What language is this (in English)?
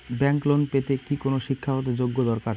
Bangla